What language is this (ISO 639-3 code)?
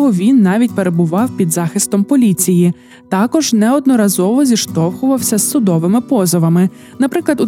ukr